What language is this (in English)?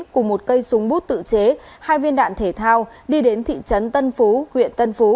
Vietnamese